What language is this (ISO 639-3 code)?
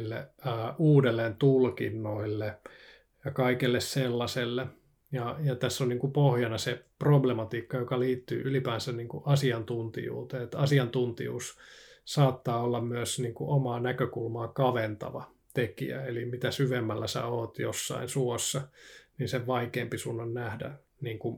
fin